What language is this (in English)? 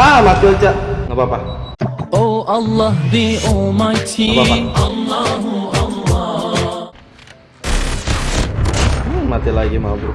Indonesian